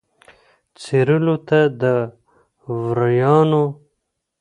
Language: Pashto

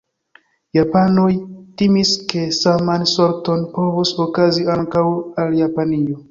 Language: Esperanto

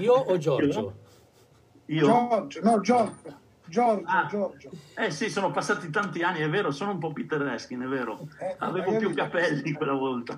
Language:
Italian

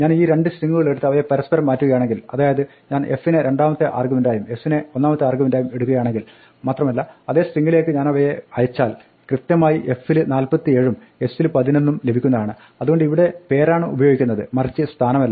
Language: Malayalam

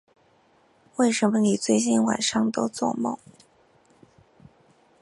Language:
Chinese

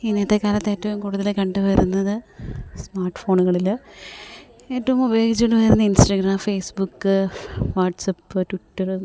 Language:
Malayalam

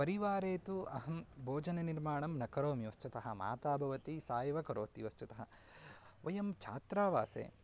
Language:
Sanskrit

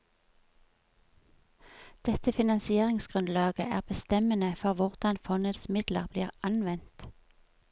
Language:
Norwegian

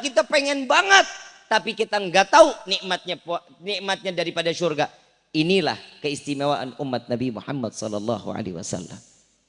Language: Indonesian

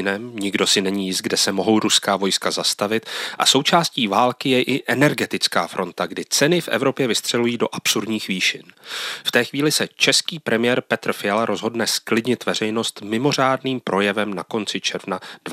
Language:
Czech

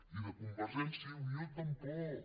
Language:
Catalan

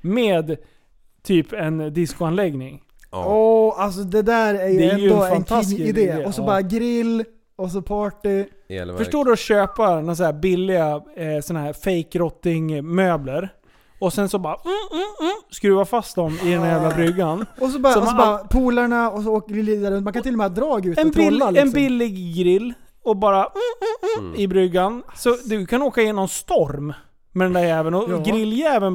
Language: Swedish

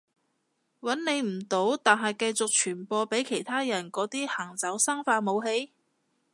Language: Cantonese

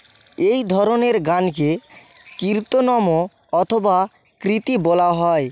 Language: Bangla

